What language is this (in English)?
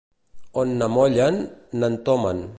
Catalan